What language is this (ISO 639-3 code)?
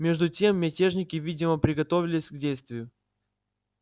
rus